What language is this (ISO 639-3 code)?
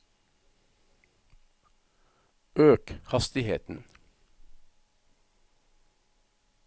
nor